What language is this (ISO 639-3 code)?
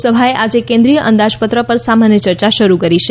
guj